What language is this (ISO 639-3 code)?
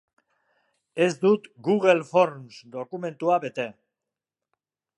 eus